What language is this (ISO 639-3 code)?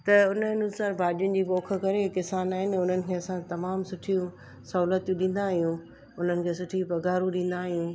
snd